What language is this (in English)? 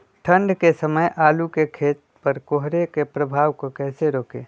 Magahi